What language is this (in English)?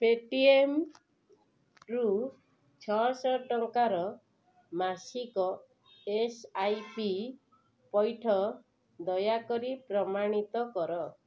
Odia